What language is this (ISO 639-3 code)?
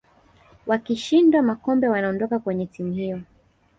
swa